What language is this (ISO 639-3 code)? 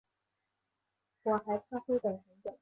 zho